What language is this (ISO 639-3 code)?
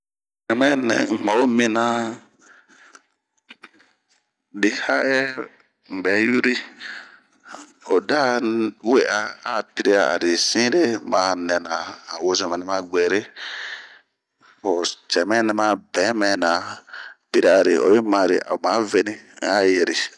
bmq